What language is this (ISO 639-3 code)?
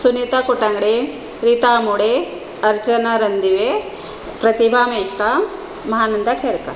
mar